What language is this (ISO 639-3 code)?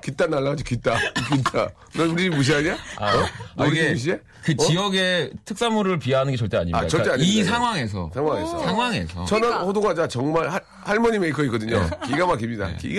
kor